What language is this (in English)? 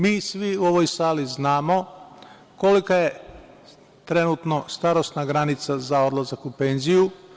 Serbian